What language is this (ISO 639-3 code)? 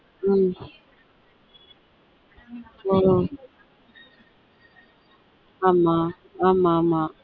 tam